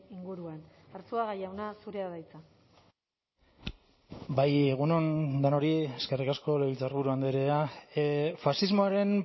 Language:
Basque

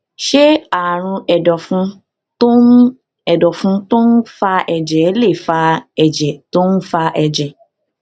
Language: Yoruba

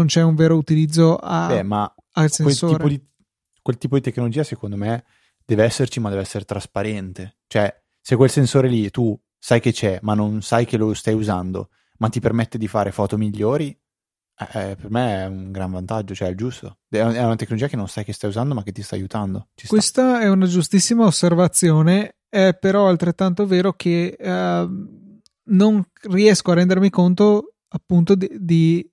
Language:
Italian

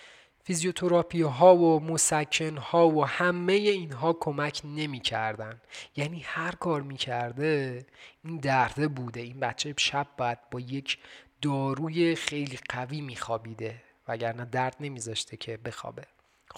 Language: Persian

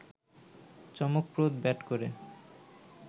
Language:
Bangla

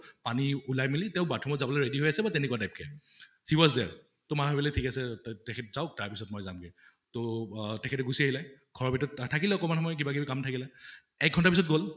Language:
Assamese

